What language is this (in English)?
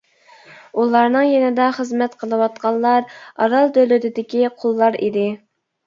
Uyghur